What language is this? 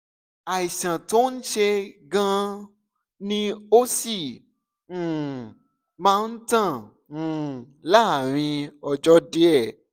Yoruba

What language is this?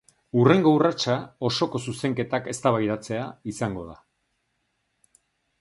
Basque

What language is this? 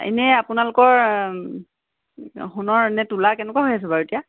Assamese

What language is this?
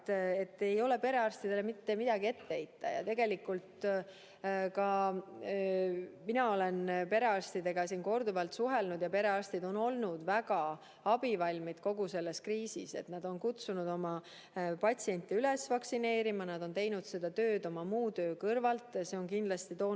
Estonian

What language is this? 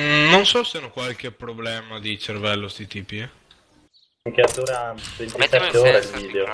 Italian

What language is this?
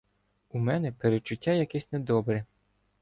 Ukrainian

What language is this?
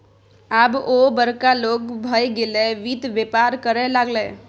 Maithili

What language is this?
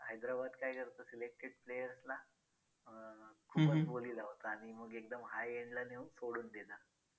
Marathi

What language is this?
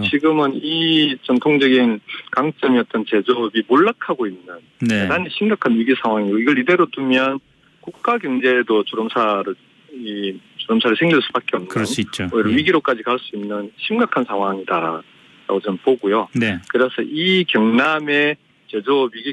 Korean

